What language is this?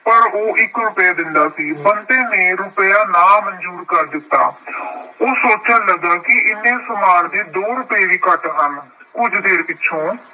Punjabi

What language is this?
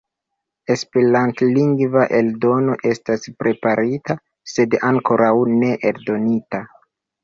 Esperanto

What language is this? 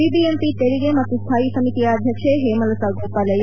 Kannada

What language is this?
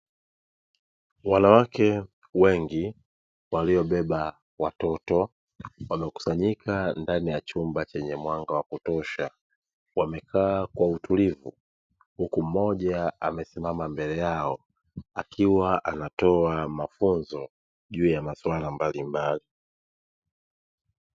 Swahili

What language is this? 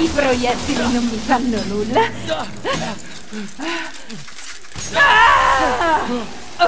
Italian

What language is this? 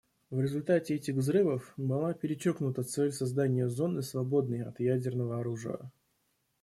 Russian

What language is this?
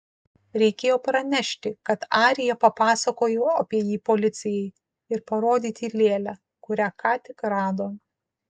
Lithuanian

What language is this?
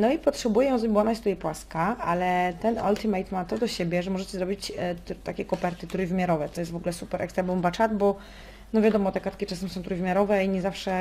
Polish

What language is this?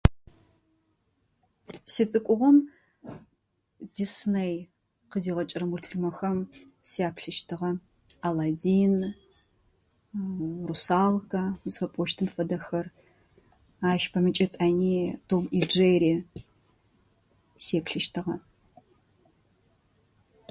Adyghe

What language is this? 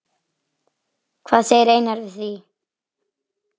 Icelandic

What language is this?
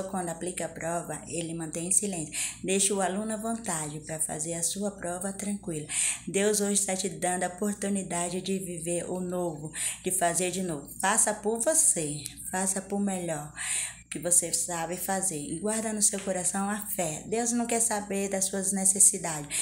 Portuguese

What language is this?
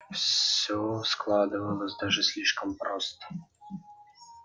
Russian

